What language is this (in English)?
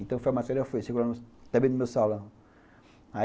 Portuguese